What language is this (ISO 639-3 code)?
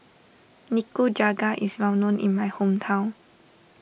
eng